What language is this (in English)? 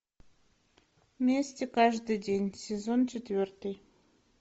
Russian